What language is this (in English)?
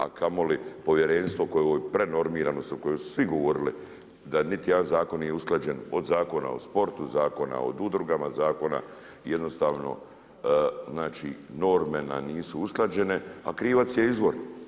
Croatian